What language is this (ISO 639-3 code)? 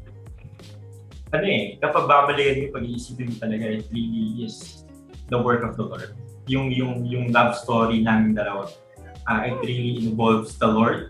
fil